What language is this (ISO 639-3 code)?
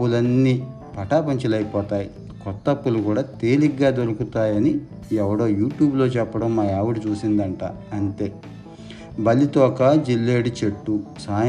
tel